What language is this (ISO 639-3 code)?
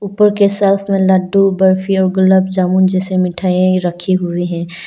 hin